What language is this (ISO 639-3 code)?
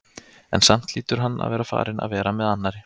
isl